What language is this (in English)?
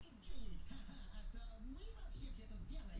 Russian